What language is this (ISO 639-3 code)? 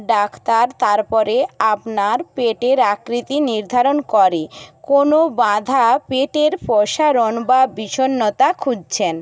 ben